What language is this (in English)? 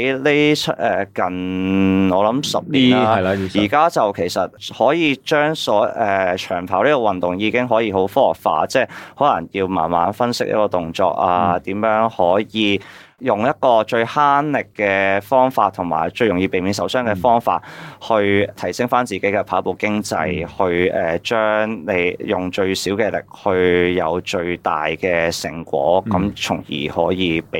Chinese